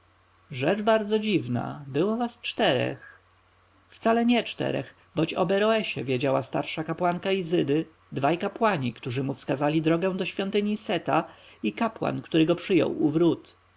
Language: Polish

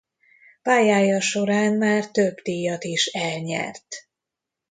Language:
Hungarian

